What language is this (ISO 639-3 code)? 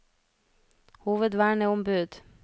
nor